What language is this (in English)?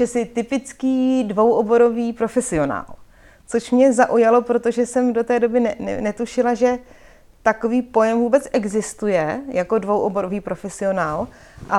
Czech